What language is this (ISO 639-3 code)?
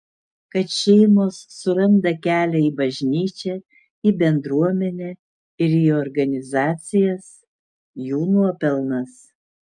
lit